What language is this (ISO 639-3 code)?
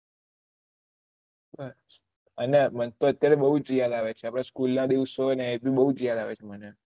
guj